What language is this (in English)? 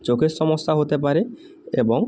Bangla